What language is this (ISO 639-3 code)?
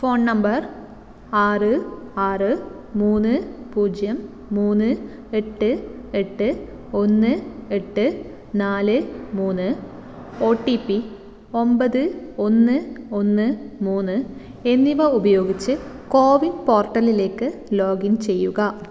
mal